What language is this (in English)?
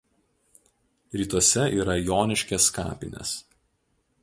Lithuanian